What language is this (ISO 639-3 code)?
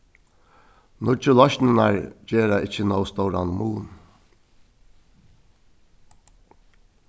fao